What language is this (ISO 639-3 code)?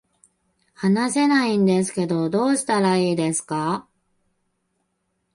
jpn